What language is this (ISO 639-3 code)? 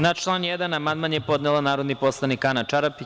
srp